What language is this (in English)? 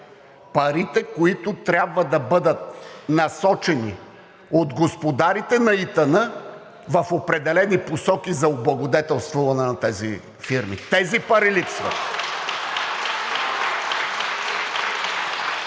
Bulgarian